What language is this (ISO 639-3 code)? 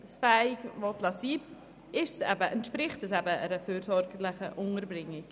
gsw